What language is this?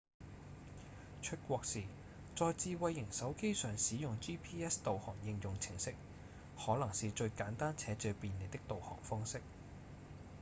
Cantonese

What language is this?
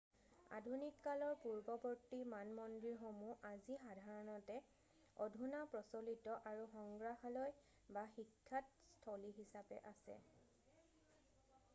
Assamese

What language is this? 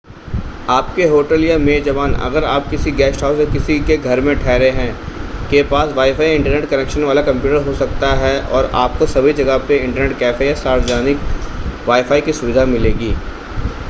Hindi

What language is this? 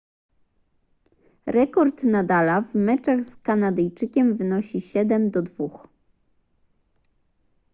Polish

